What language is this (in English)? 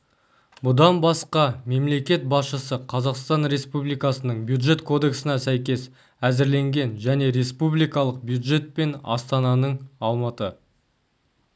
Kazakh